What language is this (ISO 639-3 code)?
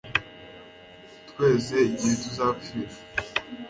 kin